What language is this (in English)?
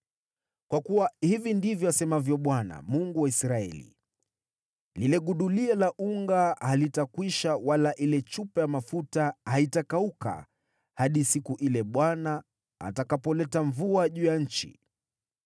Swahili